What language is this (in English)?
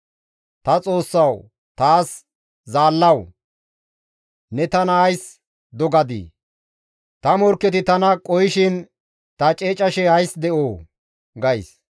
Gamo